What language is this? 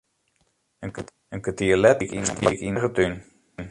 Western Frisian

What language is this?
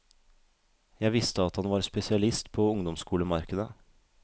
Norwegian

